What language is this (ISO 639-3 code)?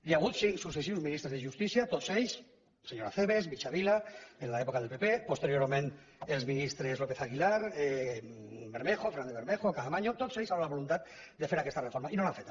cat